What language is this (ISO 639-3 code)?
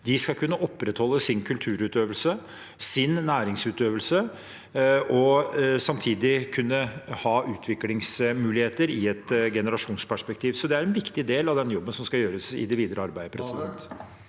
nor